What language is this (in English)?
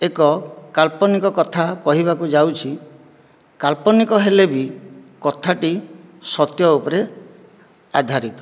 Odia